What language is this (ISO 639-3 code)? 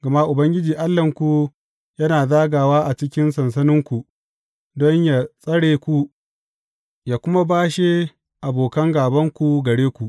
hau